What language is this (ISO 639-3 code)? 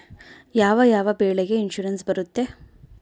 kan